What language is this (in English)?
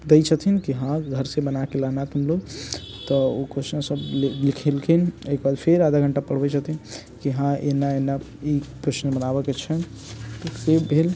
Maithili